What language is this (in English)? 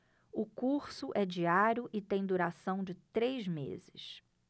Portuguese